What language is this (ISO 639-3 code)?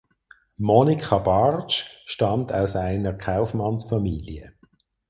deu